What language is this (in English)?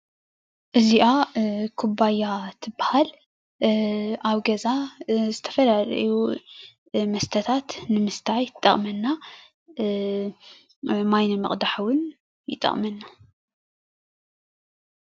Tigrinya